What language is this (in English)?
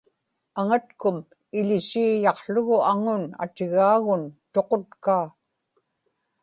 Inupiaq